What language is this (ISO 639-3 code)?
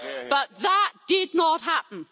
eng